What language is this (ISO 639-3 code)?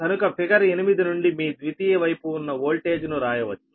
tel